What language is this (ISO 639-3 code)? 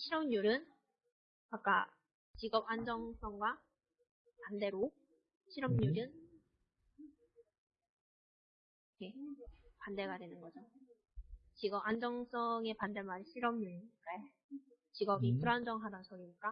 kor